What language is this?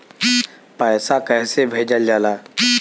Bhojpuri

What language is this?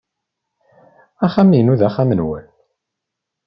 Kabyle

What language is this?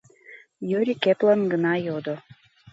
Mari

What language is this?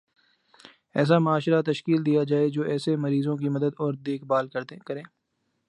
Urdu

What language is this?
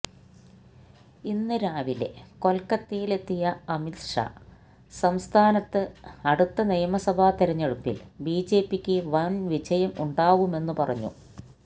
Malayalam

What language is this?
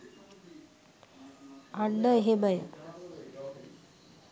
Sinhala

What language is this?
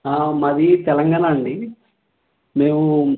Telugu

